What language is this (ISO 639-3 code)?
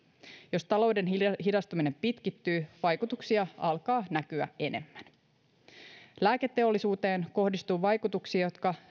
fin